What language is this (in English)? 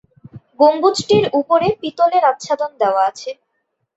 Bangla